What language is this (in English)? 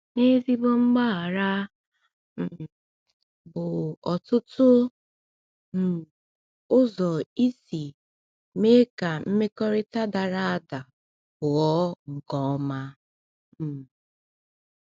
Igbo